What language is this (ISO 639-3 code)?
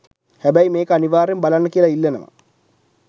sin